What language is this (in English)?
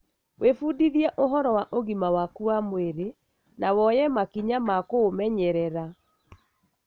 Kikuyu